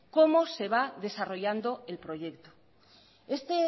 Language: Spanish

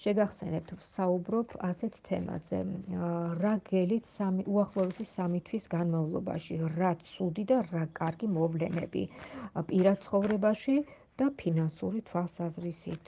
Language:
Georgian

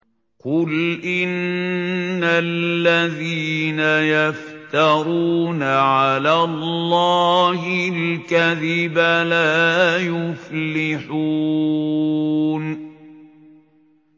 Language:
Arabic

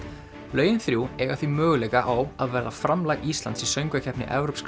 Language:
Icelandic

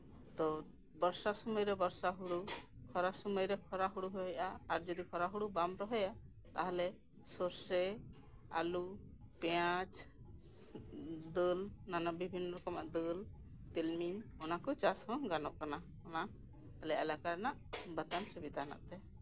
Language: Santali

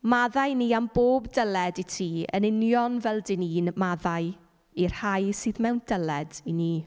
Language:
Welsh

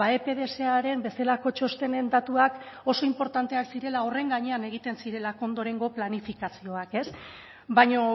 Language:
Basque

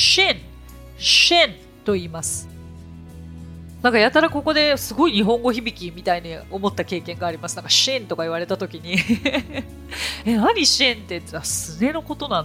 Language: Japanese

